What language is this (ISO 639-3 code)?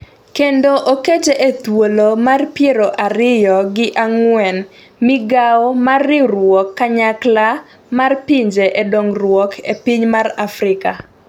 luo